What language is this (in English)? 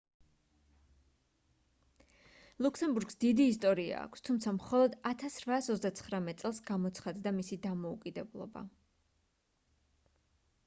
Georgian